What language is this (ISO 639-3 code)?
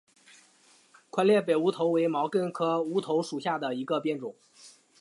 zho